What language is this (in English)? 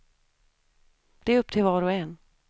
Swedish